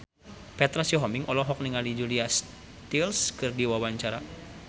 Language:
Sundanese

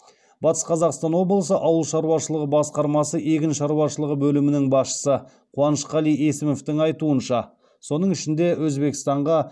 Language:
Kazakh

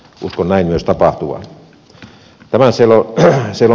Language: Finnish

